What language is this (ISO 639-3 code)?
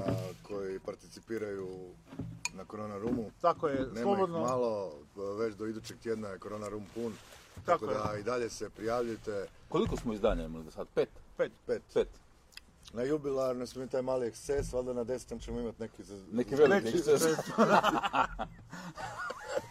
hrv